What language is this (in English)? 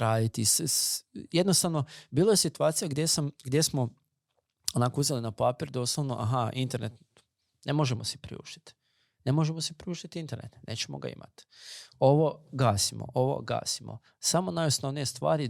Croatian